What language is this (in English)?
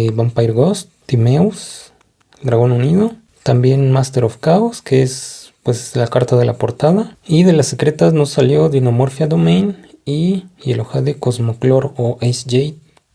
Spanish